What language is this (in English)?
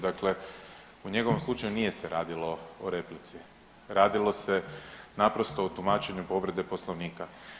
Croatian